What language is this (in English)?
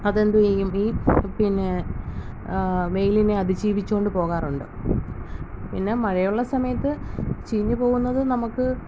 Malayalam